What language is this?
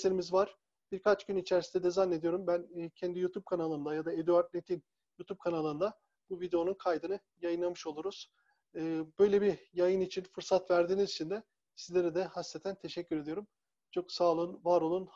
Turkish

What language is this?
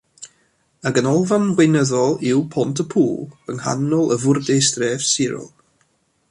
Welsh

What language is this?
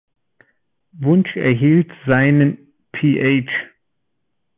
German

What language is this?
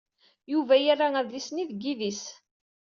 Kabyle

